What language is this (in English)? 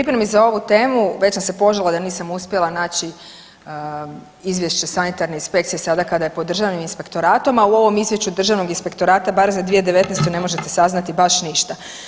Croatian